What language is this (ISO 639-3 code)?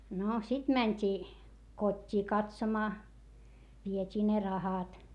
fin